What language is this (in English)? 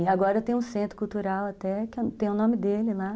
Portuguese